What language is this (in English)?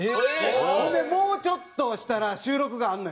Japanese